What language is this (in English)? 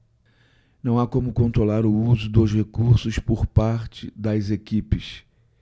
Portuguese